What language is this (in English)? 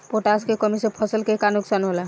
Bhojpuri